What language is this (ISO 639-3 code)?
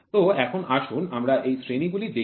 ben